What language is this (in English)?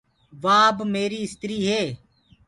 Gurgula